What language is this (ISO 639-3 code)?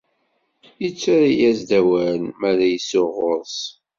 kab